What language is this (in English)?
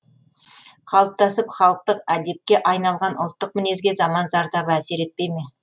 Kazakh